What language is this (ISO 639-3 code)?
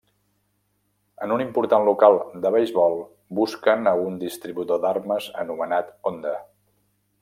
cat